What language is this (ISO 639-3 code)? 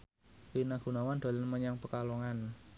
jav